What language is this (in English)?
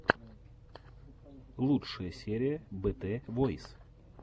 Russian